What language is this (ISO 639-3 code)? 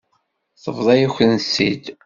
kab